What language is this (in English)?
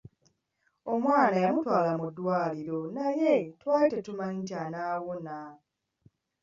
Ganda